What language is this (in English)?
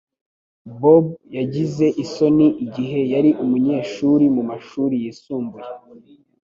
Kinyarwanda